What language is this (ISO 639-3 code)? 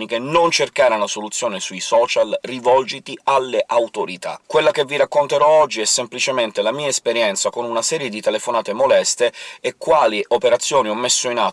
ita